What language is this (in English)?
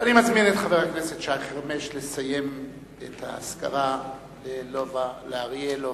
Hebrew